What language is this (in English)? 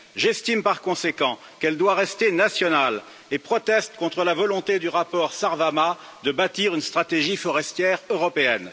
French